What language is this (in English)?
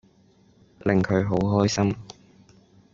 Cantonese